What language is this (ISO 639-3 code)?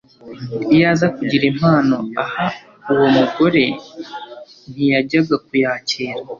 kin